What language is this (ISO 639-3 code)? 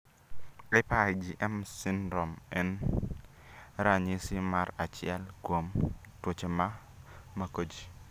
luo